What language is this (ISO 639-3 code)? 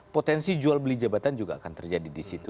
ind